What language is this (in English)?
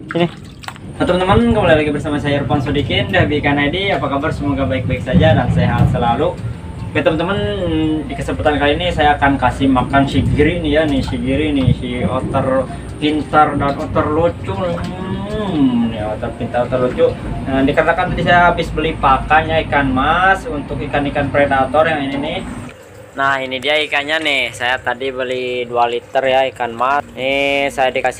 Indonesian